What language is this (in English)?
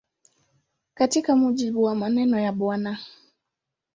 Swahili